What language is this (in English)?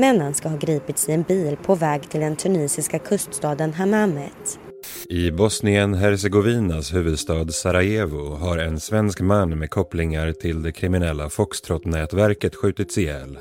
Swedish